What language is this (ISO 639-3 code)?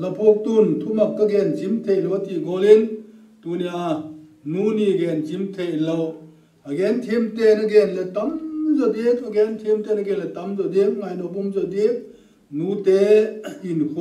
tur